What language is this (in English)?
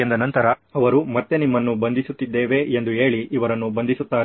Kannada